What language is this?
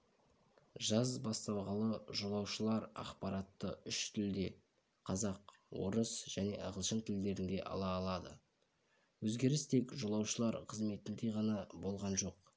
Kazakh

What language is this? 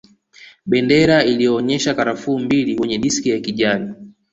Swahili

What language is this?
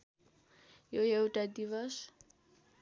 Nepali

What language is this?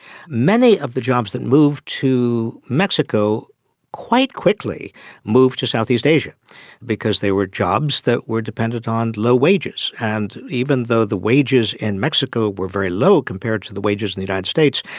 English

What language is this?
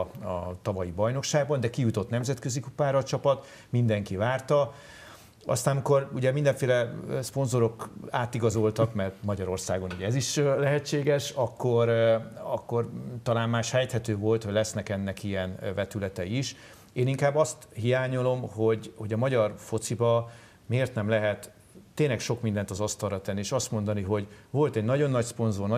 Hungarian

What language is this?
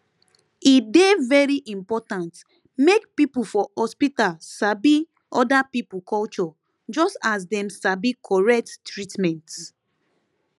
Nigerian Pidgin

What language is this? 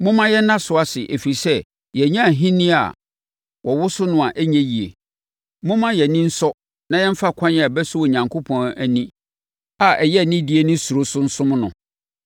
Akan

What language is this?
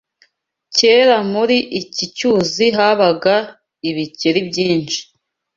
Kinyarwanda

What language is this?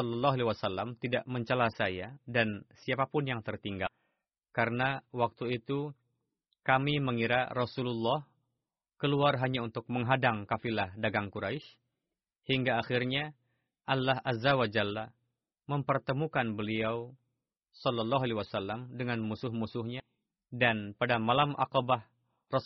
Indonesian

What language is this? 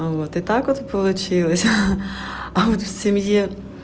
Russian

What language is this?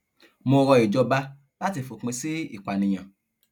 Yoruba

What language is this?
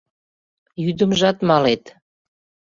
Mari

